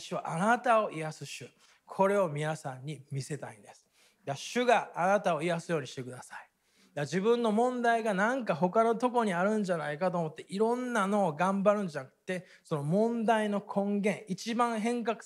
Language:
Japanese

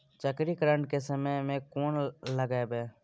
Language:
Maithili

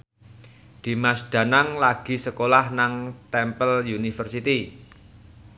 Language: Javanese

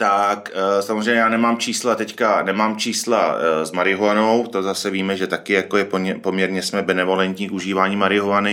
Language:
Czech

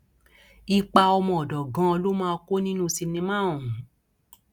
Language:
Yoruba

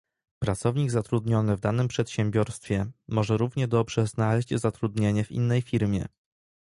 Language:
Polish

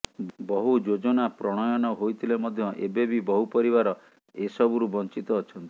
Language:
Odia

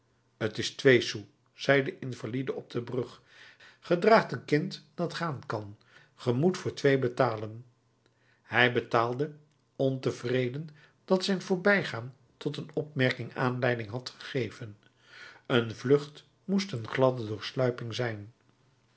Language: Dutch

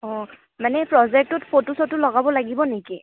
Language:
Assamese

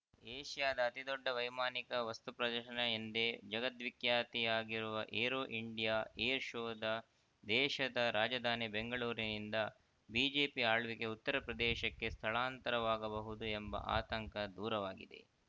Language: Kannada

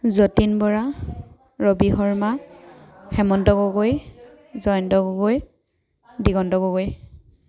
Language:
Assamese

